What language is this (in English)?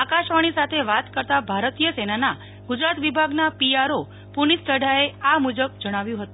Gujarati